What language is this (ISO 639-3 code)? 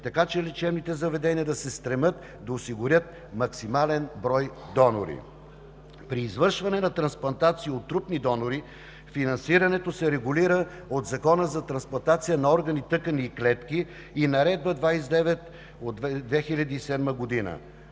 bul